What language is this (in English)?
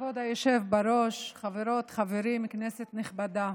Hebrew